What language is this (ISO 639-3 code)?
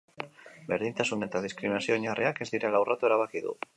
eus